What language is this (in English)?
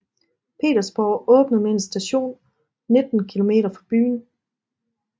Danish